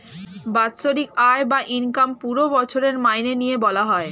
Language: Bangla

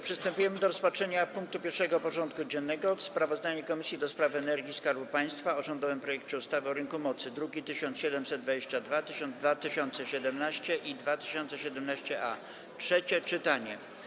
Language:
Polish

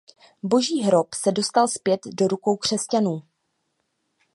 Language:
Czech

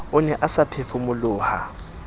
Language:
Southern Sotho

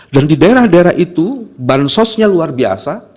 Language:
Indonesian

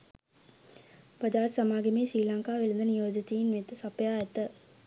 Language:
Sinhala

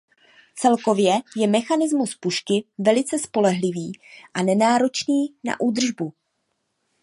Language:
Czech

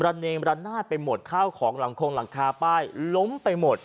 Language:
Thai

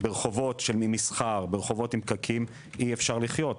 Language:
Hebrew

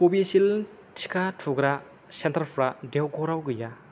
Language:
Bodo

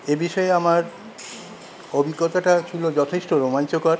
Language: Bangla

